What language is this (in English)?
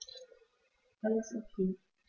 German